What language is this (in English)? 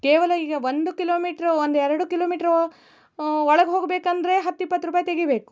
Kannada